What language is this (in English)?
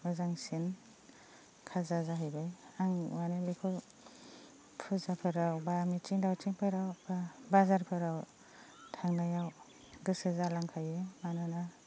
Bodo